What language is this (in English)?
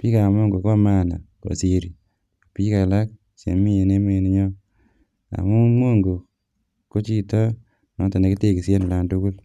Kalenjin